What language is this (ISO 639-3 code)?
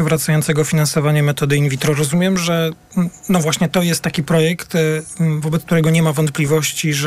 pol